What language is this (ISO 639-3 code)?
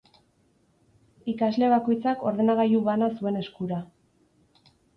eus